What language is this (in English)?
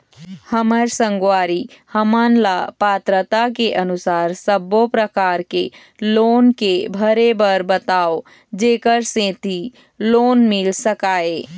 Chhattisgarhi